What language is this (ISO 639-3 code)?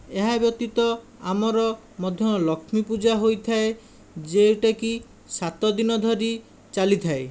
ori